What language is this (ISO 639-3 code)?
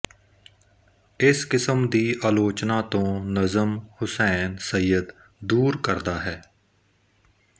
pan